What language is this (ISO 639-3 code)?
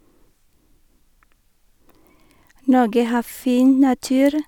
nor